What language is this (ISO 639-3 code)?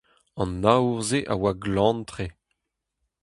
bre